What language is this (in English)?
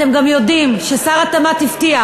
Hebrew